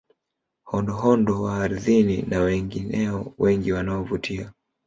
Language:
Swahili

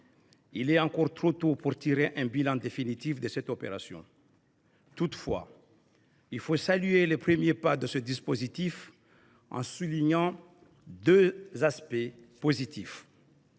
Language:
French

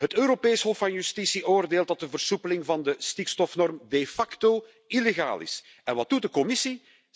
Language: Dutch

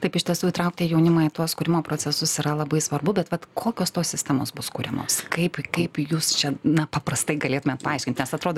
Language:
Lithuanian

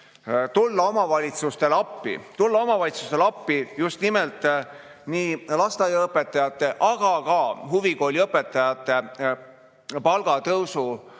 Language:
Estonian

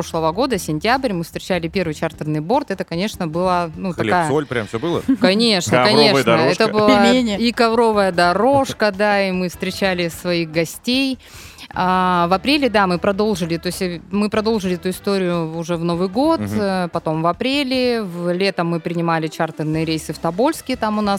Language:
Russian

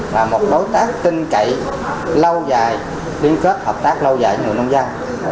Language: Vietnamese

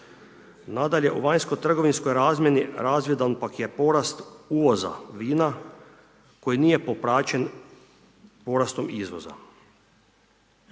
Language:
Croatian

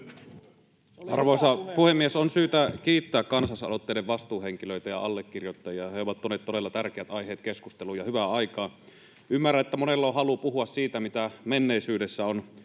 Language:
Finnish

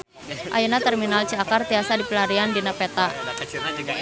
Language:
Sundanese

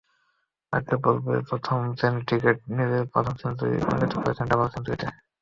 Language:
Bangla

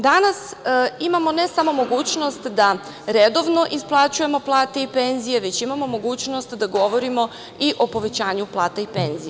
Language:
Serbian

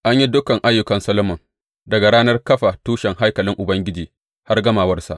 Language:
Hausa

